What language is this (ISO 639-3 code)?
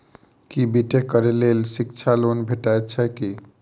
mai